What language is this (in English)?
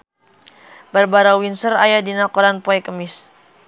Sundanese